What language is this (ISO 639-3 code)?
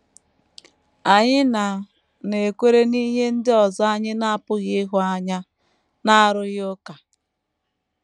ibo